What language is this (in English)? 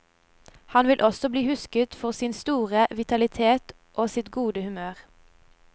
Norwegian